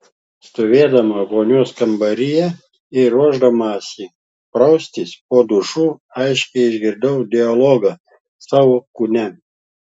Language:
Lithuanian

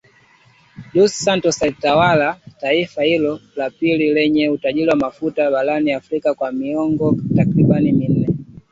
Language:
Swahili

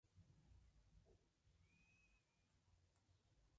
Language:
Spanish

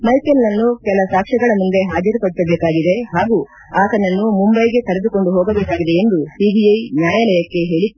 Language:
Kannada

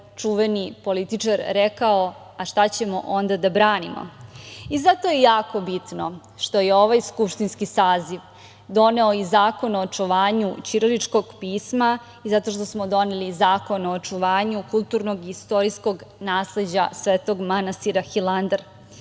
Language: Serbian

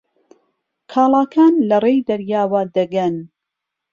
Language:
Central Kurdish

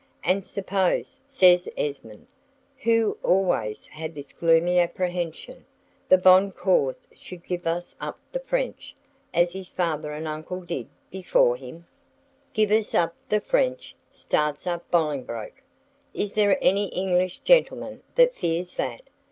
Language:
English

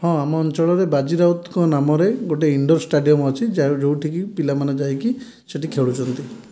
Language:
Odia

